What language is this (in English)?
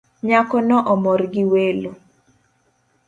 Luo (Kenya and Tanzania)